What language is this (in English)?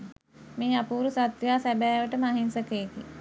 Sinhala